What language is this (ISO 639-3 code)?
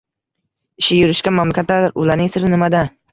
uzb